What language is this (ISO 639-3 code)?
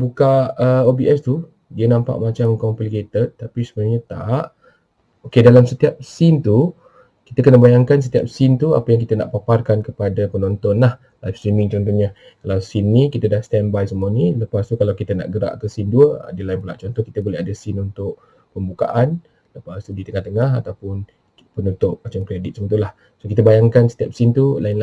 msa